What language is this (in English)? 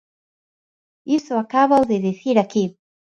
Galician